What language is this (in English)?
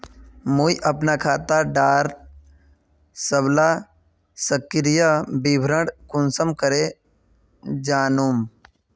Magahi